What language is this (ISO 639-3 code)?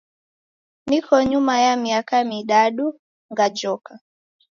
dav